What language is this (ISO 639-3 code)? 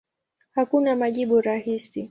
swa